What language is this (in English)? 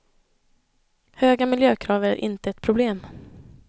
Swedish